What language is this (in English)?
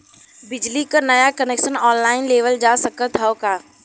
Bhojpuri